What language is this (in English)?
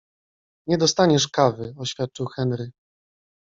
Polish